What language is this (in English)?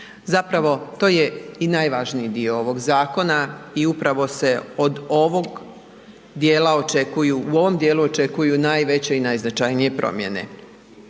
Croatian